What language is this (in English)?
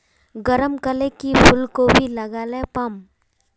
Magahi